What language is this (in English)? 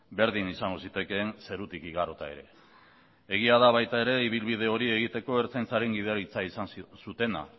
Basque